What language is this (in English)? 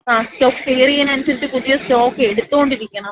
Malayalam